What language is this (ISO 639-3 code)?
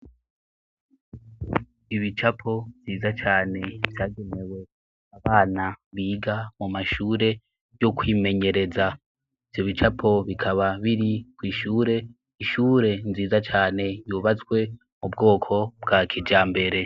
run